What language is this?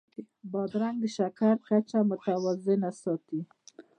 Pashto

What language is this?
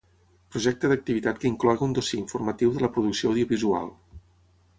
Catalan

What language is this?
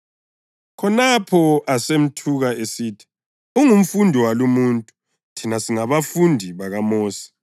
North Ndebele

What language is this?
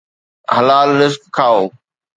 Sindhi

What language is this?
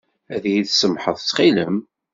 Kabyle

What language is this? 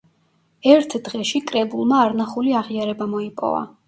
Georgian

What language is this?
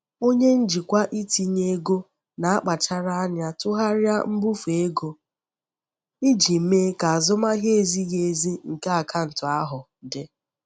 Igbo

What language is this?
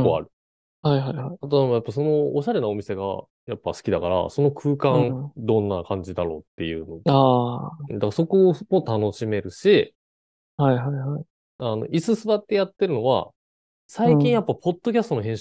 Japanese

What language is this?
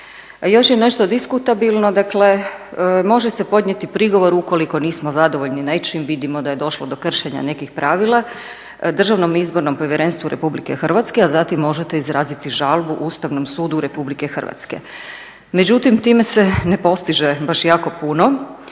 Croatian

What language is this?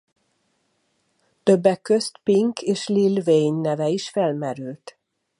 Hungarian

